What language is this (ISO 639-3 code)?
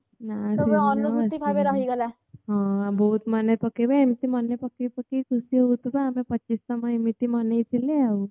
ori